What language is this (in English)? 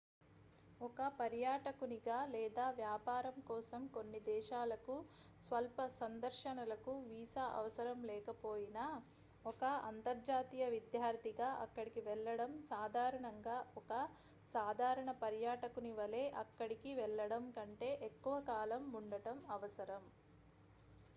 Telugu